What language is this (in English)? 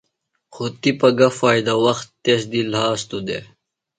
Phalura